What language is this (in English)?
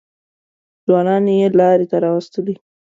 Pashto